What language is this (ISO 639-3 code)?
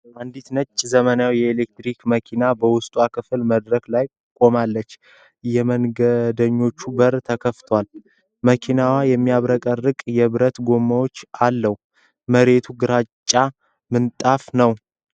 amh